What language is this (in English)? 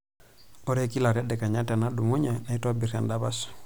Masai